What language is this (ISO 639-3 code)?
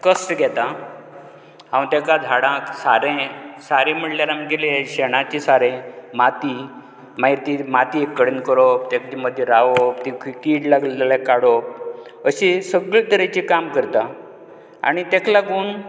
kok